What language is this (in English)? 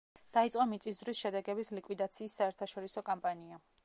Georgian